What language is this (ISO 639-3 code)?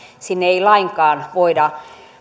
fin